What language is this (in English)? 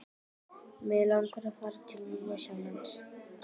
Icelandic